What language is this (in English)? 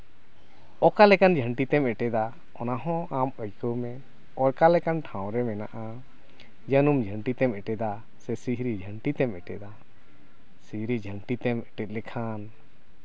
Santali